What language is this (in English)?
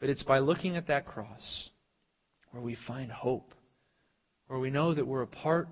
English